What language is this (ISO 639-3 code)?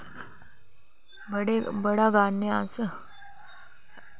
doi